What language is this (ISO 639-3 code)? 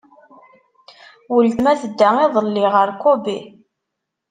kab